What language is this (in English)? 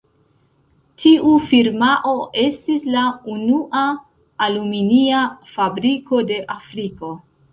Esperanto